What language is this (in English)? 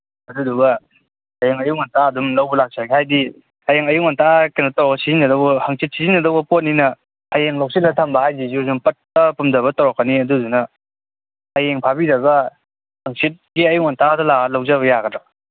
Manipuri